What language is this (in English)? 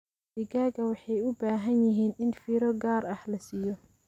Somali